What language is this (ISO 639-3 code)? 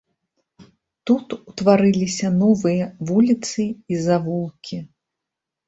bel